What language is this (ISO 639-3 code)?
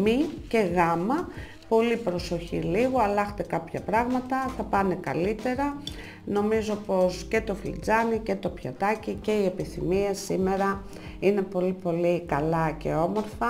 ell